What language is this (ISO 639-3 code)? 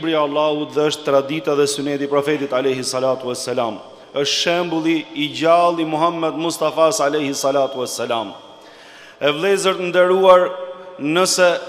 ron